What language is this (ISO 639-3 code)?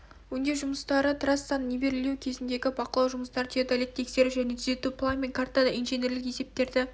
kaz